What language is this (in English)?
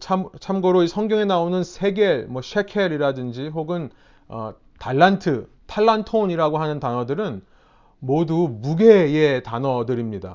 Korean